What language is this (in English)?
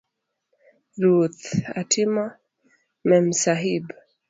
Luo (Kenya and Tanzania)